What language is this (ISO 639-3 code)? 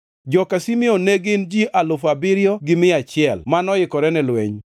luo